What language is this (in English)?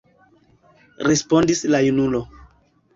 Esperanto